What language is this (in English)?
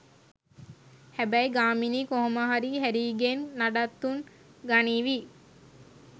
Sinhala